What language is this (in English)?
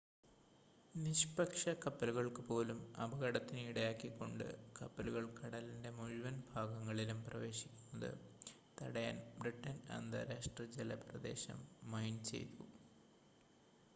Malayalam